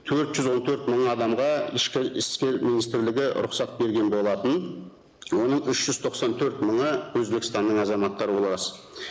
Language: Kazakh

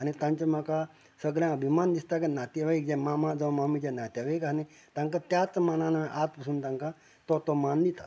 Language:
Konkani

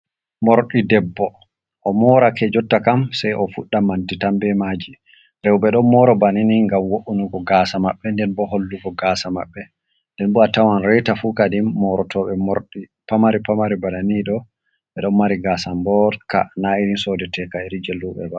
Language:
Fula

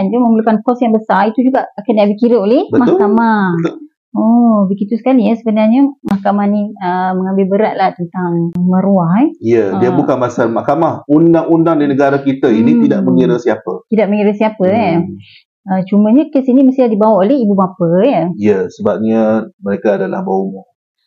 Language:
Malay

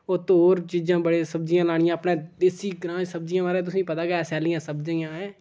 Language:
Dogri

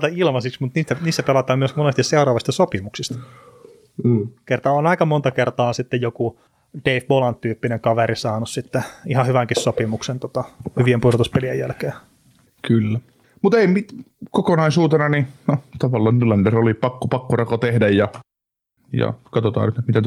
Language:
Finnish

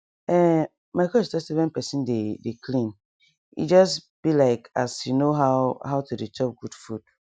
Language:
Nigerian Pidgin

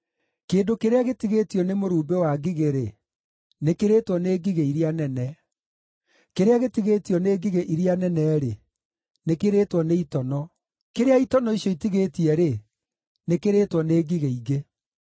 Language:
Kikuyu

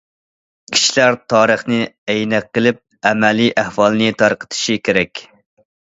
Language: Uyghur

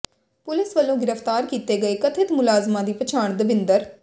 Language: Punjabi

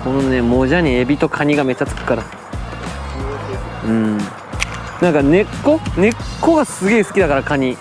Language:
Japanese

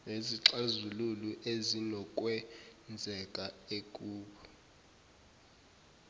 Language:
Zulu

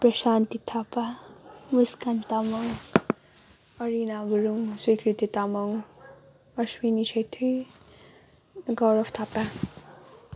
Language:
Nepali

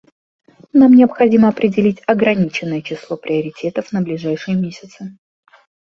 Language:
Russian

